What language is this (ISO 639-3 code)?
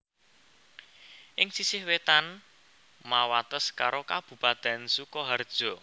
jav